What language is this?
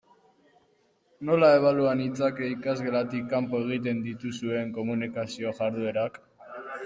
Basque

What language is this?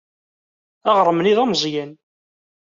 Kabyle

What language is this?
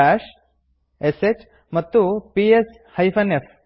Kannada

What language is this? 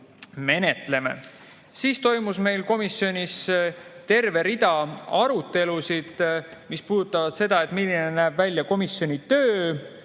Estonian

